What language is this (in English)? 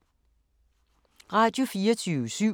Danish